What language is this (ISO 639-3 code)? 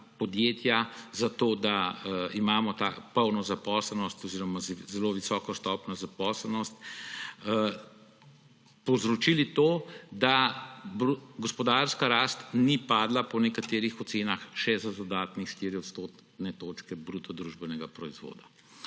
slv